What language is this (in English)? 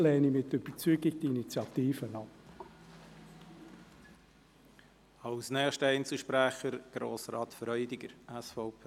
Swiss German